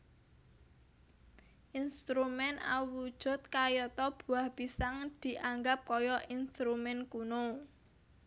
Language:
Javanese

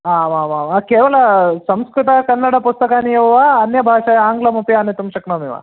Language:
Sanskrit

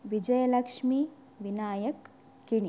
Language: Kannada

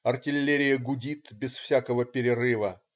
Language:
Russian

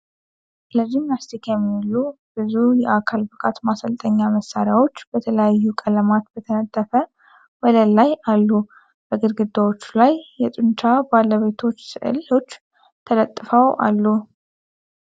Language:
Amharic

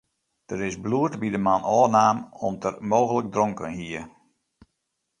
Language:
Western Frisian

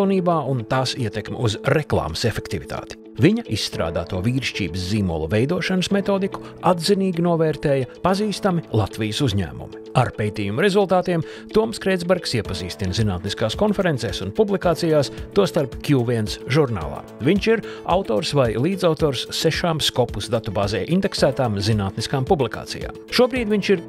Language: Latvian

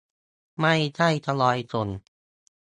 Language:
Thai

